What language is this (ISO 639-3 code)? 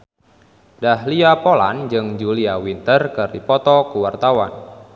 sun